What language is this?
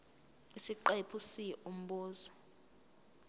Zulu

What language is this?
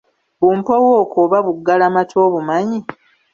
Ganda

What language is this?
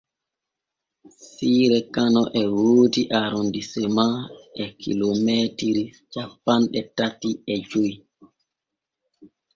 Borgu Fulfulde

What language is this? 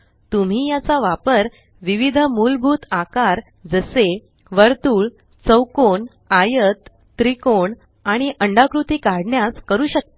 Marathi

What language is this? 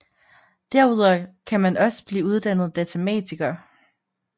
Danish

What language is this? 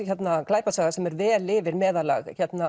Icelandic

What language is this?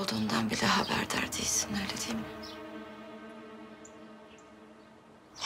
Turkish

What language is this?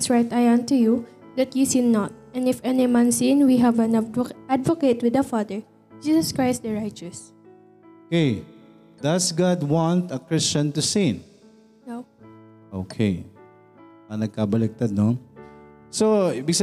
Filipino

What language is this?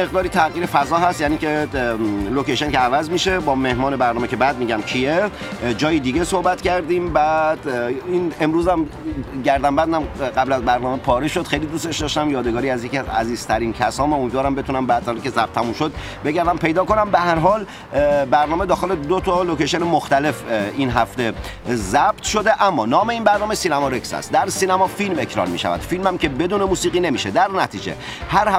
Persian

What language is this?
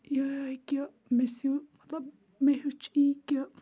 Kashmiri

